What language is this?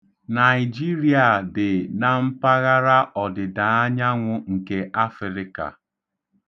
Igbo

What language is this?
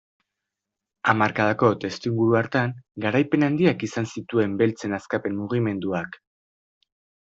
Basque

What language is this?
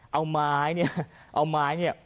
Thai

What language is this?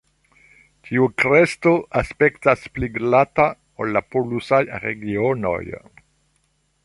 Esperanto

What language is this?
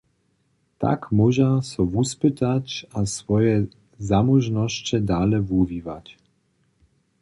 Upper Sorbian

